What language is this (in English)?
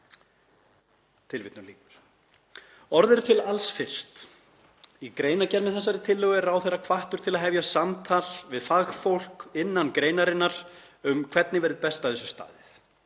Icelandic